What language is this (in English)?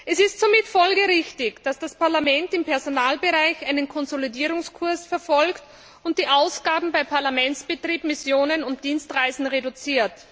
German